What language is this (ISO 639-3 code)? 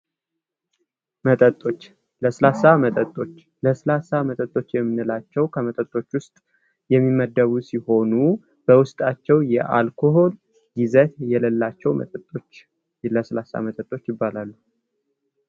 amh